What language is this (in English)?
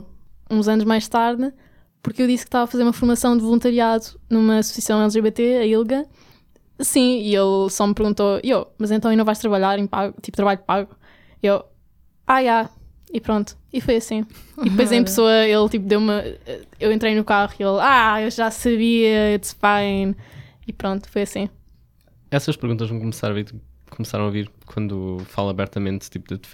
Portuguese